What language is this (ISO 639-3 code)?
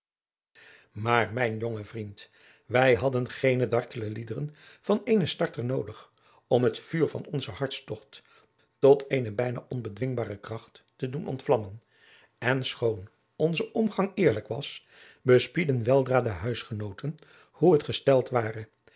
nld